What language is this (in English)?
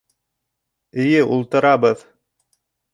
Bashkir